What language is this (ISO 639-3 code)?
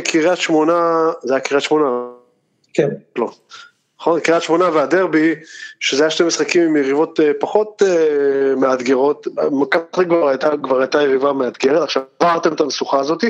heb